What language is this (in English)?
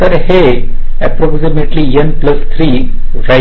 Marathi